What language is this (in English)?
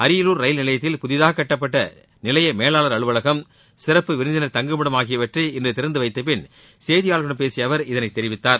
Tamil